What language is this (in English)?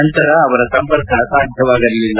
Kannada